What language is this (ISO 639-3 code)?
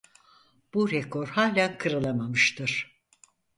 tur